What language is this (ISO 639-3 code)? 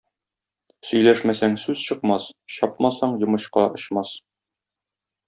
tat